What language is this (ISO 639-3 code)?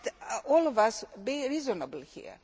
eng